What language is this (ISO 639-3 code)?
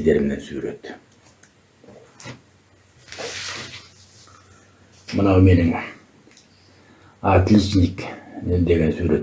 tur